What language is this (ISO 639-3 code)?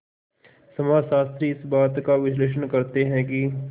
hin